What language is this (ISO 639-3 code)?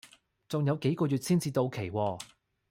yue